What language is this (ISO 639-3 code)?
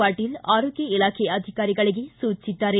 kan